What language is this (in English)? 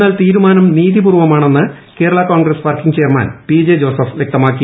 Malayalam